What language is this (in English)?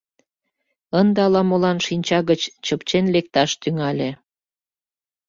Mari